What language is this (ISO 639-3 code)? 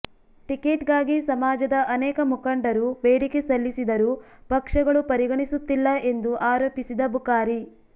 kan